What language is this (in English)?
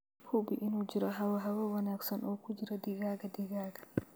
Somali